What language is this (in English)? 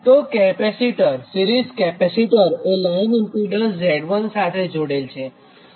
Gujarati